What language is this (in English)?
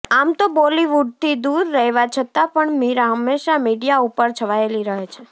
Gujarati